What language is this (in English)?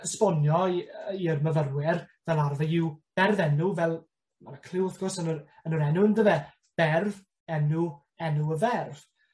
Welsh